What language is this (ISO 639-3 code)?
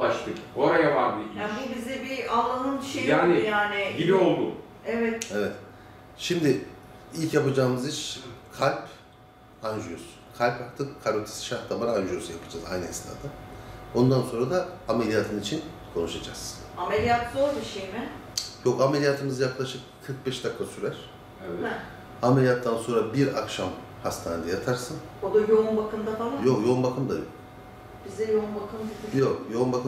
tur